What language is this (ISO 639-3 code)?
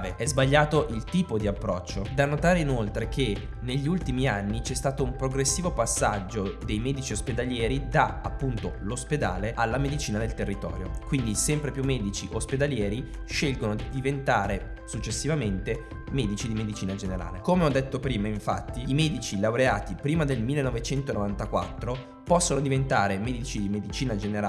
ita